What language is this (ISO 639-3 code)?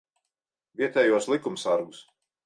lav